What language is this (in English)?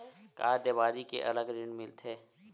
Chhattisgarhi